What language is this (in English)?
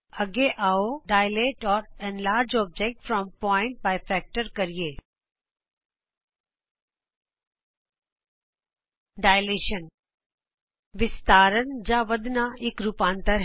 Punjabi